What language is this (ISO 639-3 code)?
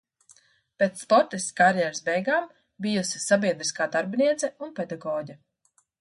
lav